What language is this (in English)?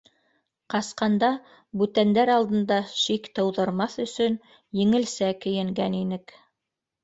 Bashkir